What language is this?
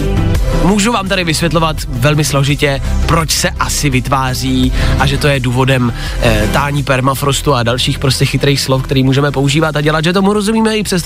Czech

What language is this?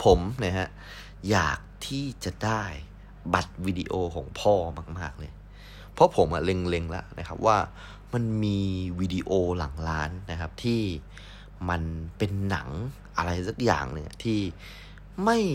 Thai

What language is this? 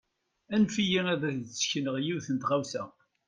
Kabyle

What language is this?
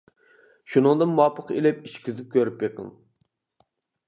Uyghur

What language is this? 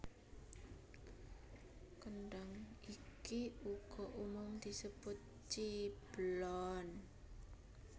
Javanese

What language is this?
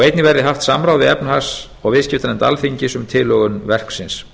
Icelandic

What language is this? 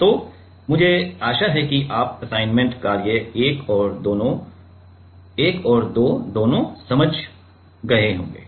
Hindi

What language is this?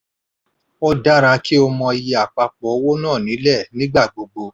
Yoruba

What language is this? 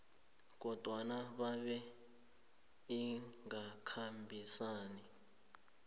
South Ndebele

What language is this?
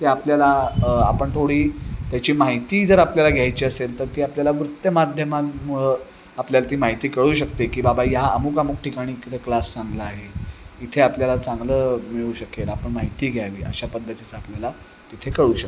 Marathi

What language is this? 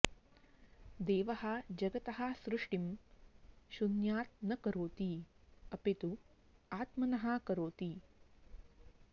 Sanskrit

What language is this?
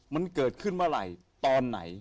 Thai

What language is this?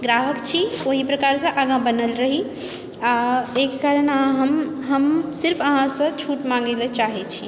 Maithili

